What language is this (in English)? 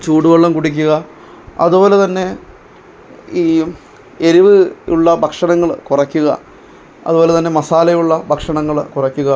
Malayalam